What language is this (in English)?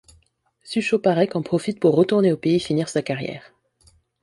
French